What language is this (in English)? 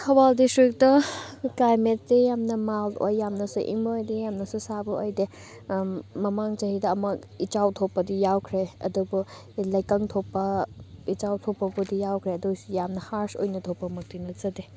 Manipuri